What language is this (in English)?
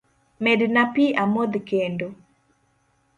Luo (Kenya and Tanzania)